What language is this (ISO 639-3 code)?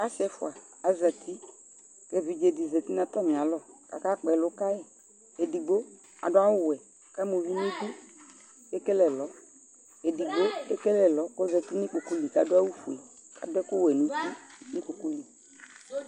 kpo